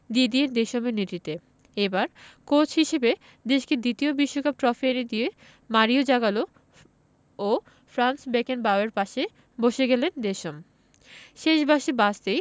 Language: Bangla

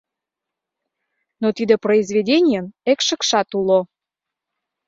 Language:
Mari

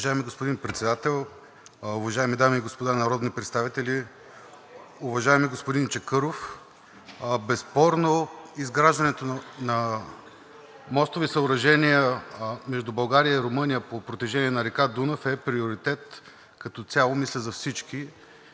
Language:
Bulgarian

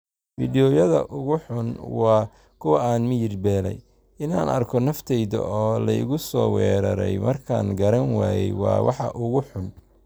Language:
Somali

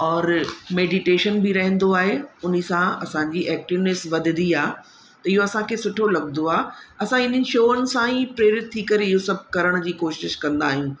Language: Sindhi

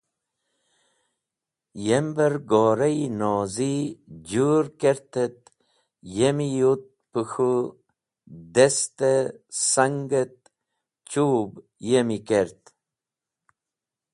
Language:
Wakhi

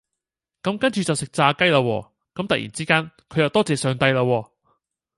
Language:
Cantonese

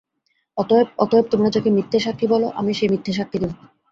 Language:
Bangla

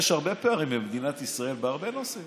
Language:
Hebrew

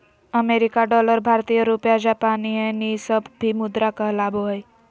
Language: Magahi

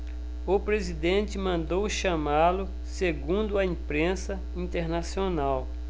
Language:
Portuguese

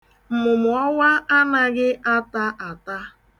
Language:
Igbo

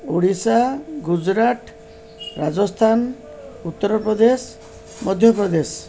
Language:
Odia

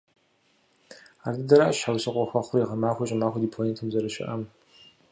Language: Kabardian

